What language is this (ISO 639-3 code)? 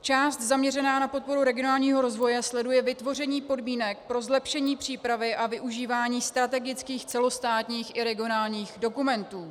ces